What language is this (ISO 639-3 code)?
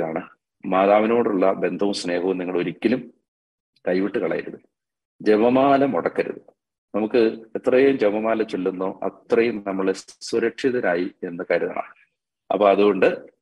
mal